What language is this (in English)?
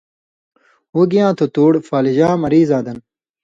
Indus Kohistani